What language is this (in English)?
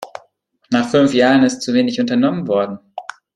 German